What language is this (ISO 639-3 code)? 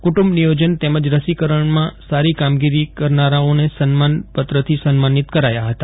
guj